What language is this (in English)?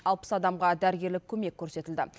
Kazakh